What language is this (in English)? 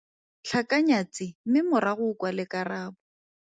Tswana